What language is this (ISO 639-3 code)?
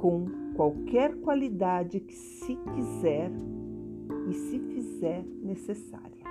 por